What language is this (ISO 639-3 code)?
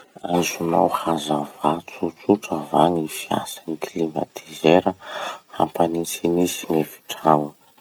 msh